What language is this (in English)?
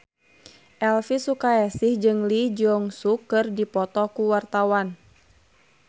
Sundanese